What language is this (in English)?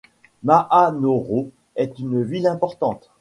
French